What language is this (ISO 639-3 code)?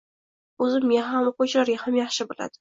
uzb